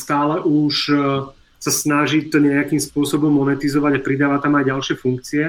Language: Czech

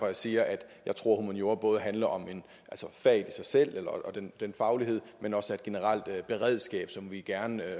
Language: Danish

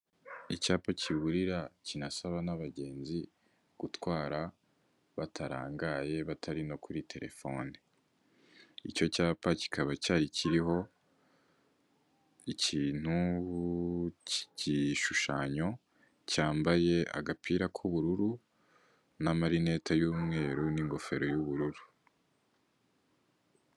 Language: Kinyarwanda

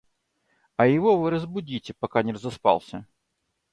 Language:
Russian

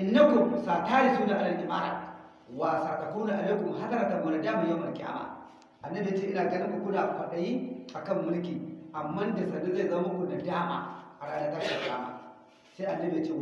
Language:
Hausa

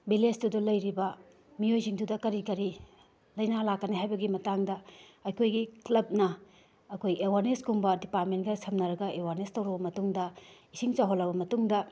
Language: Manipuri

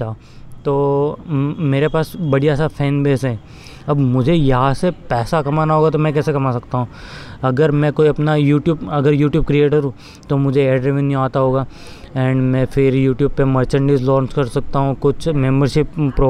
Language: Hindi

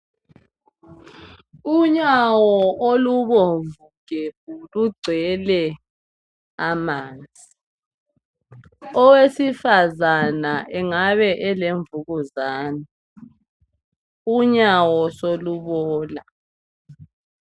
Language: North Ndebele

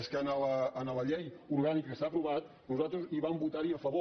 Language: Catalan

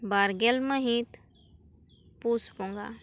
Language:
Santali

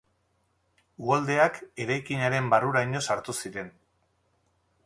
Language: Basque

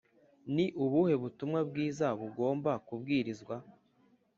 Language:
Kinyarwanda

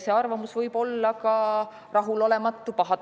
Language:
Estonian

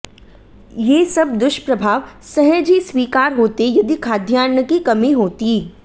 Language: Hindi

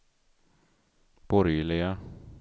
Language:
Swedish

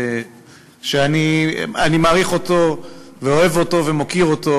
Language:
Hebrew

